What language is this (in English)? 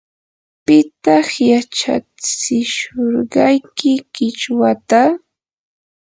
Yanahuanca Pasco Quechua